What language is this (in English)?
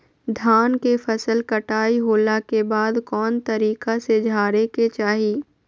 Magahi